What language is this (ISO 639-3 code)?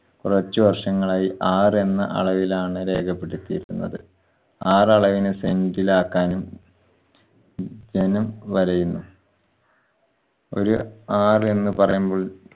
mal